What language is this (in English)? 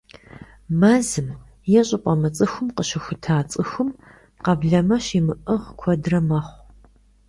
Kabardian